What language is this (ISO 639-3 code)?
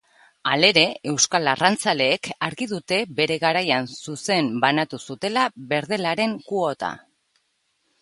eus